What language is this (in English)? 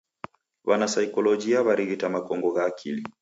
Taita